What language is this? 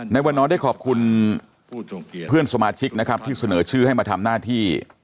Thai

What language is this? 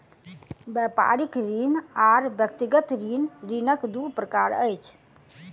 Maithili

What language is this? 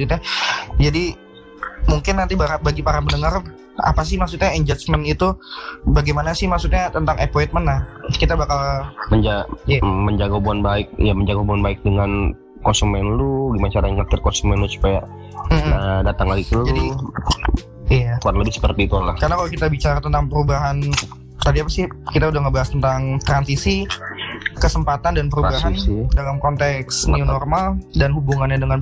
Indonesian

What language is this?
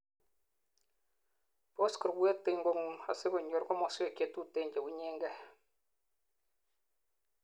Kalenjin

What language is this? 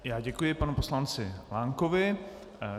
Czech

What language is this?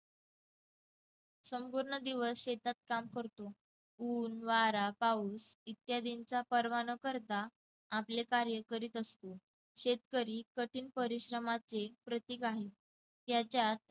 Marathi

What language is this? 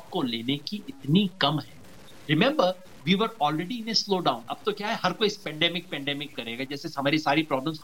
Hindi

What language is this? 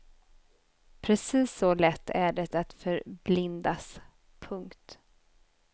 Swedish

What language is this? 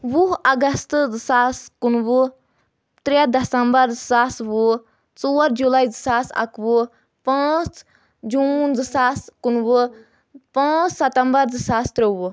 Kashmiri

